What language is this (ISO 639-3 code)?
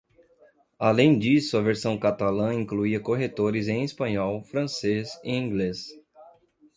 por